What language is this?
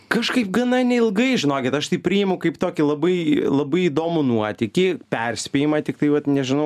Lithuanian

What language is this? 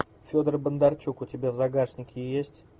Russian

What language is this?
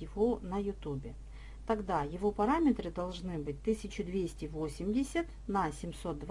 Russian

